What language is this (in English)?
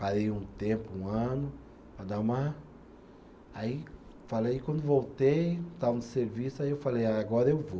Portuguese